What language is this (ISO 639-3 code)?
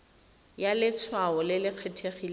tsn